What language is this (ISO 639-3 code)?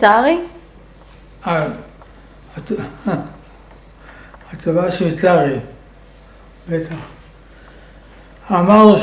heb